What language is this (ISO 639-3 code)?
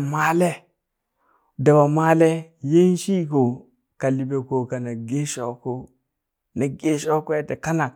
bys